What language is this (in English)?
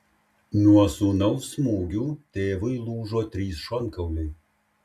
Lithuanian